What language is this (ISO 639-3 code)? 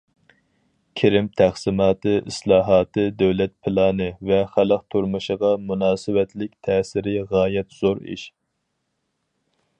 uig